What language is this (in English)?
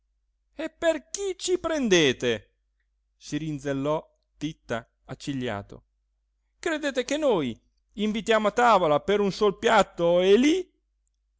Italian